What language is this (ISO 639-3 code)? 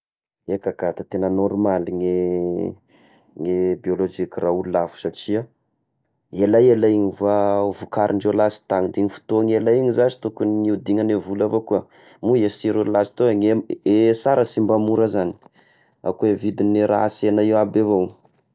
tkg